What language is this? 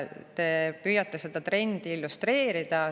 Estonian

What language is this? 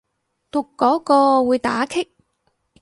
Cantonese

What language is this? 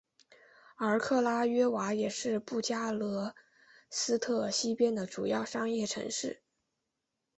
Chinese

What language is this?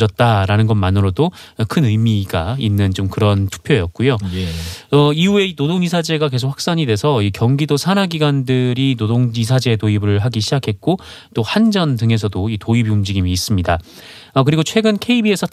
Korean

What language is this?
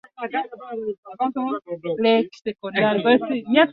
Swahili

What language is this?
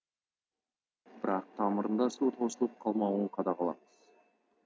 Kazakh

